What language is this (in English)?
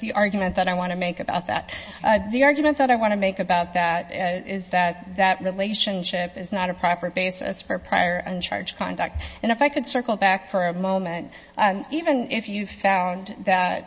English